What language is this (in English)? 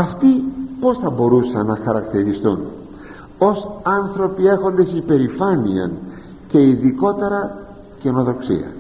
Greek